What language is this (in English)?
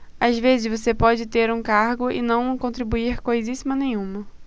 Portuguese